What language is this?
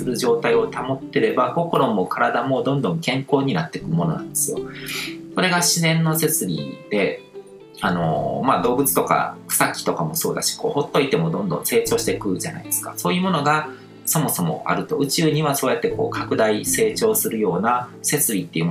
Japanese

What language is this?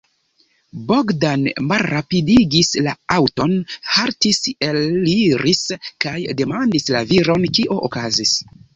Esperanto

